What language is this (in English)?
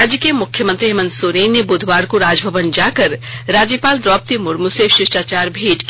Hindi